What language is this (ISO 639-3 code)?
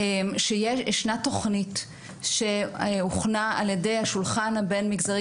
heb